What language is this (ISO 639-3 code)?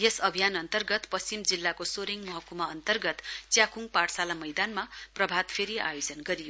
nep